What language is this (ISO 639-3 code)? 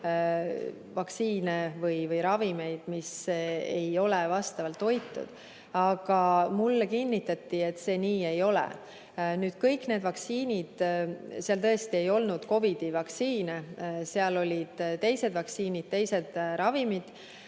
est